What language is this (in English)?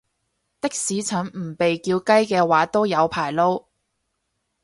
Cantonese